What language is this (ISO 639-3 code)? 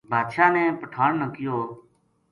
gju